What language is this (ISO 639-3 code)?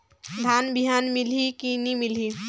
hne